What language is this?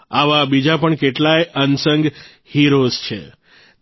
Gujarati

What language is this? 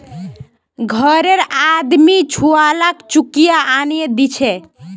Magahi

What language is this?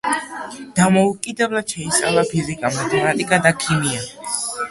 Georgian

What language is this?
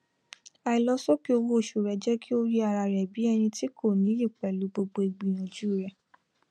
Yoruba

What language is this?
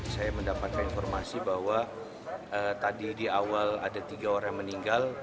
Indonesian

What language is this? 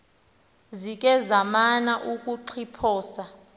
Xhosa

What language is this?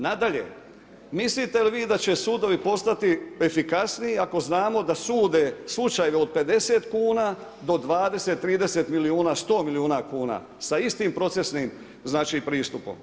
Croatian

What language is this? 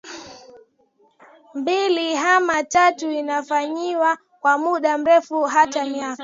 Swahili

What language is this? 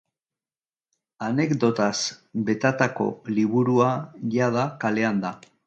Basque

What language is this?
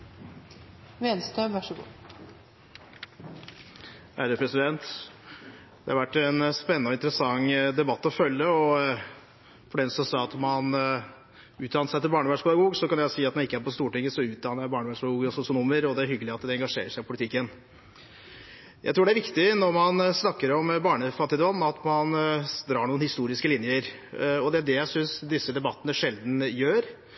Norwegian Bokmål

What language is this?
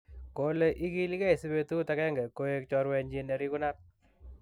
Kalenjin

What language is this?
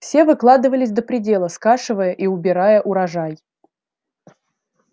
Russian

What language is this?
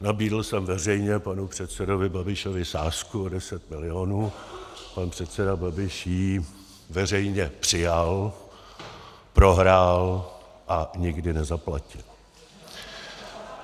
Czech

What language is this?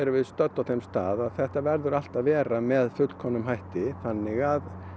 Icelandic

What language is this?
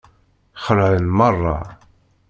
Kabyle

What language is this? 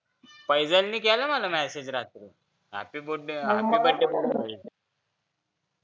Marathi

